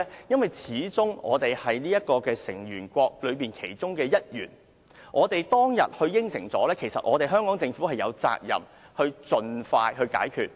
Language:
Cantonese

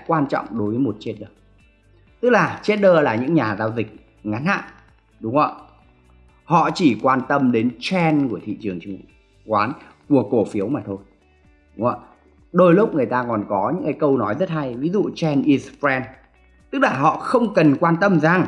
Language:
Vietnamese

